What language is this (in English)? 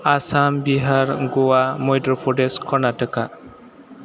Bodo